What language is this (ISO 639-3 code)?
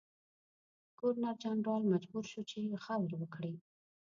pus